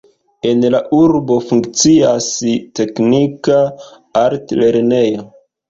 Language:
Esperanto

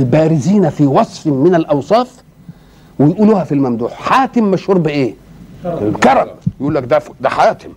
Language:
Arabic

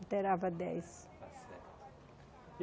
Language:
Portuguese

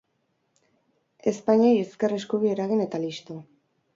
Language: Basque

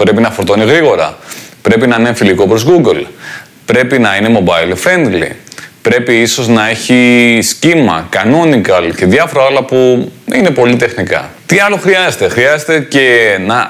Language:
Greek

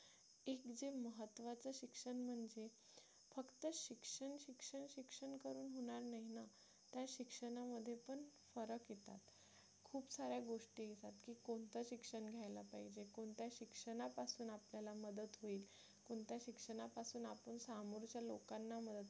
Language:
Marathi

